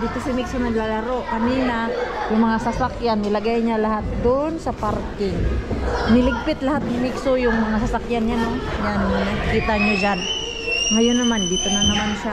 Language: Filipino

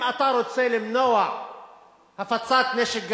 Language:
Hebrew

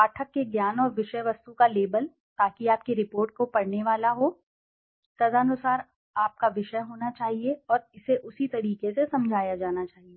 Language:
Hindi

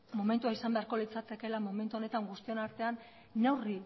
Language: Basque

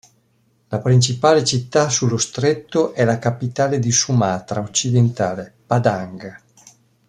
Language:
Italian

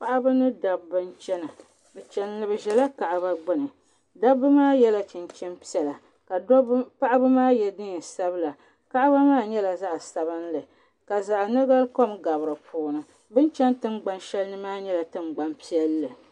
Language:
Dagbani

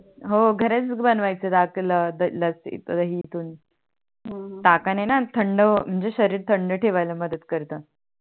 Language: Marathi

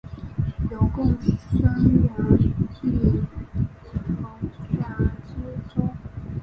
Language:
Chinese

